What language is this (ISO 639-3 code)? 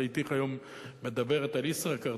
heb